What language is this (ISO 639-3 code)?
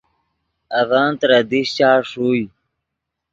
ydg